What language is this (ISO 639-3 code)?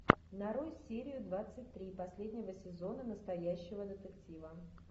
rus